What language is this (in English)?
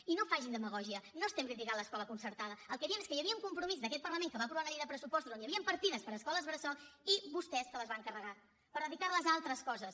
Catalan